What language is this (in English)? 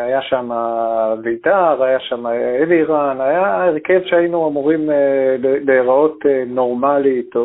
Hebrew